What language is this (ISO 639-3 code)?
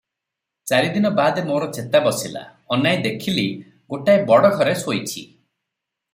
ori